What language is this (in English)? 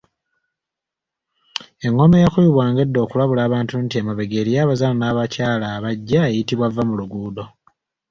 Ganda